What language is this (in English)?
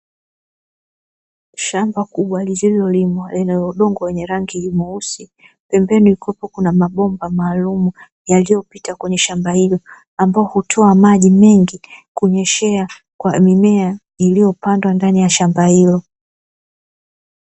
Swahili